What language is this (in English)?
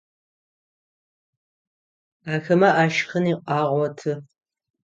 Adyghe